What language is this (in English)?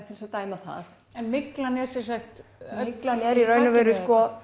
Icelandic